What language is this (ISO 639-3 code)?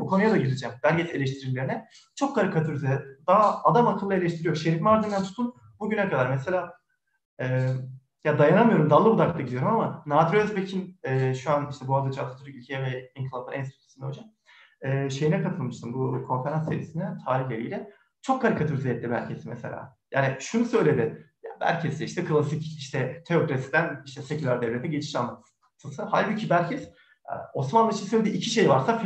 tur